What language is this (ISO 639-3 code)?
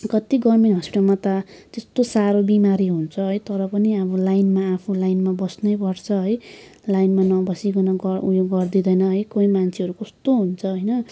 nep